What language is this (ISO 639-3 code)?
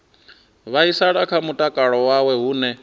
ven